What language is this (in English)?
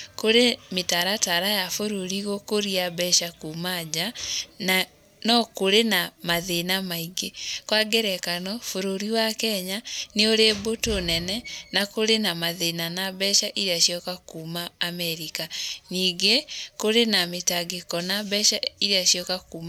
Kikuyu